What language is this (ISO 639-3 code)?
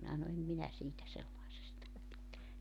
fin